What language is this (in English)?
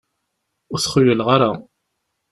Kabyle